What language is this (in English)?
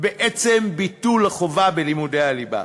Hebrew